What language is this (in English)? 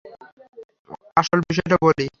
Bangla